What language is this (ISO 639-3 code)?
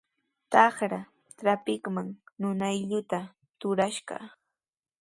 qws